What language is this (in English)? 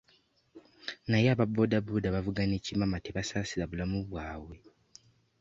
Ganda